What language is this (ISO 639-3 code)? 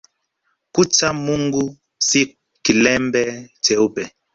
swa